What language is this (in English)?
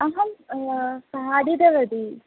Sanskrit